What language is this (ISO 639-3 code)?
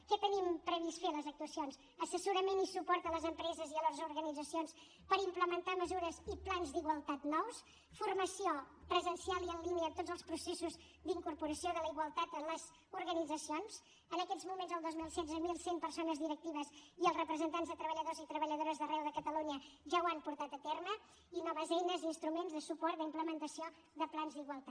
cat